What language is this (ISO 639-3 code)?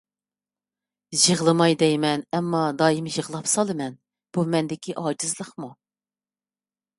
uig